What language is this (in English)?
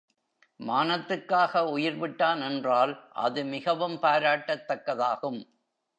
Tamil